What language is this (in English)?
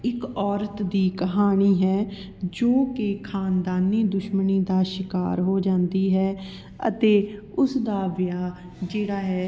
Punjabi